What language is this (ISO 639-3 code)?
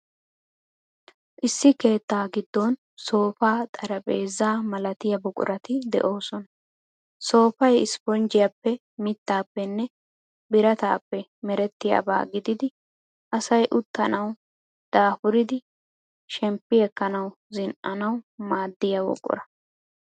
wal